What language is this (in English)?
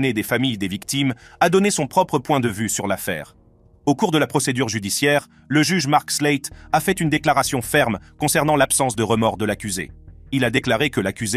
French